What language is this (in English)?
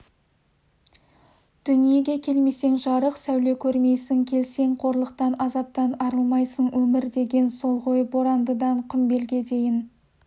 Kazakh